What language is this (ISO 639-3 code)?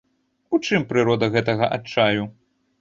bel